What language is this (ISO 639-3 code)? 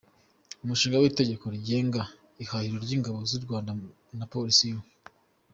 kin